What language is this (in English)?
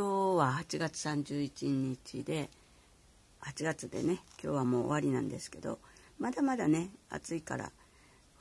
Japanese